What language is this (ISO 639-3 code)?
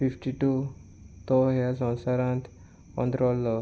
kok